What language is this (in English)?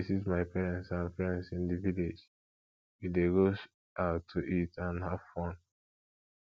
Nigerian Pidgin